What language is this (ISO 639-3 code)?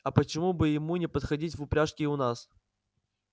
rus